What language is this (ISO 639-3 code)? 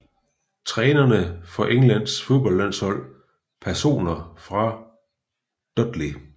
dan